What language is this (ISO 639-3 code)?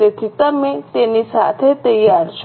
guj